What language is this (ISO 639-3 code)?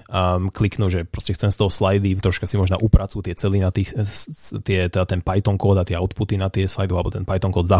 ces